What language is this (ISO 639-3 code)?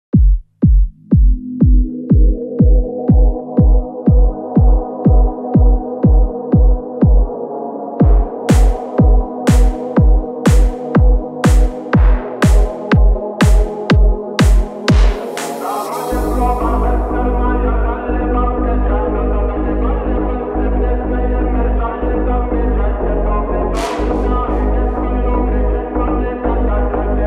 ron